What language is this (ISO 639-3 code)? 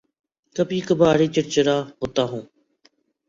urd